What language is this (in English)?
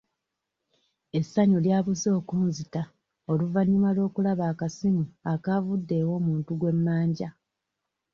Ganda